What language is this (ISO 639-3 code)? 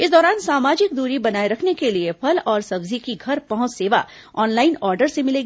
hin